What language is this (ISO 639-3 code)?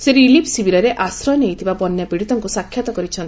ori